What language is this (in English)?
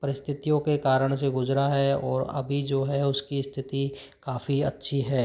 Hindi